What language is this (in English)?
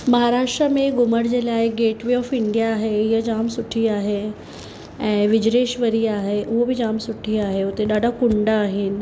Sindhi